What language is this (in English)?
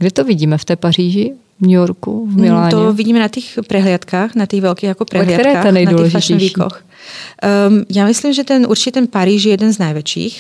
Czech